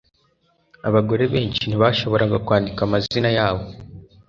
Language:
Kinyarwanda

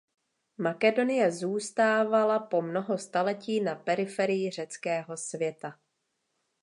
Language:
Czech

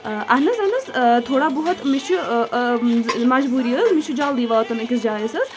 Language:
Kashmiri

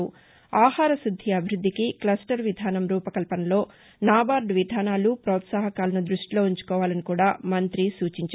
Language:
Telugu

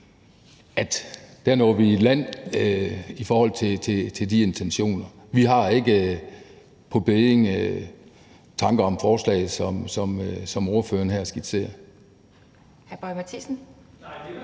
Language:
Danish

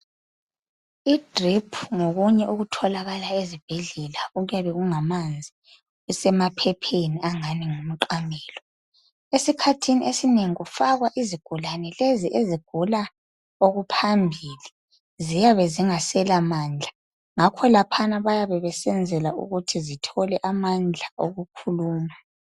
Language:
North Ndebele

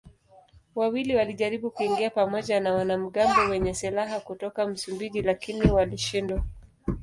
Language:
Swahili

